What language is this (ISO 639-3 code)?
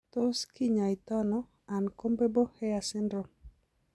kln